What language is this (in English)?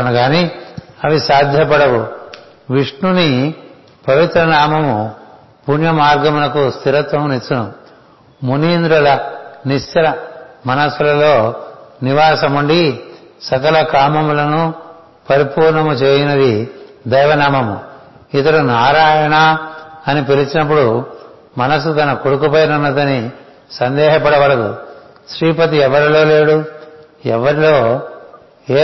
Telugu